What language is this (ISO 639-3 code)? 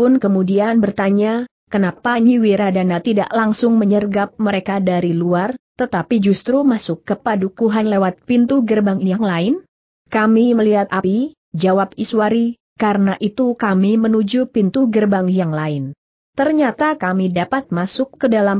ind